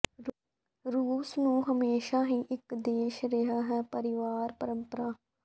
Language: Punjabi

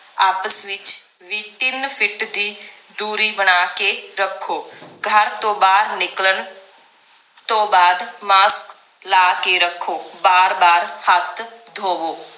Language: Punjabi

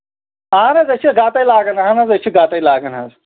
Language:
Kashmiri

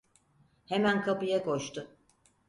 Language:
Turkish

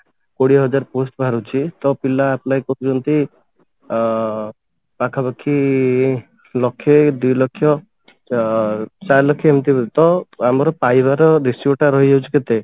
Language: Odia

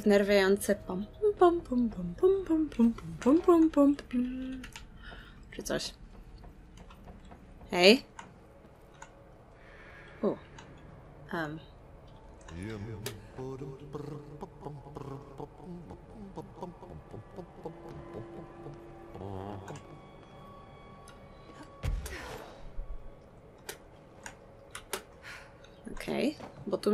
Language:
Polish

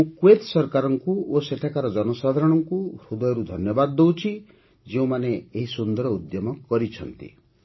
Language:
Odia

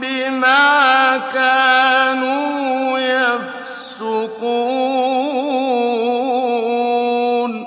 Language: Arabic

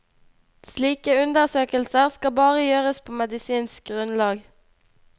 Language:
Norwegian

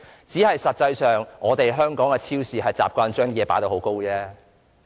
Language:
Cantonese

